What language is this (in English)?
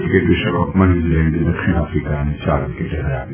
Gujarati